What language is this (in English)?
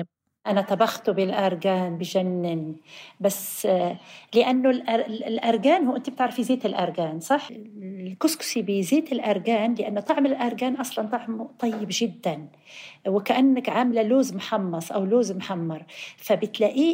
Arabic